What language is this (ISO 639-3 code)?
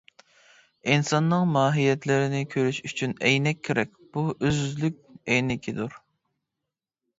uig